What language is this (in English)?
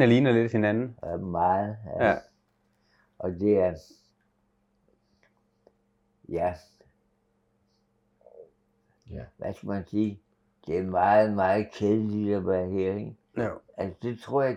Danish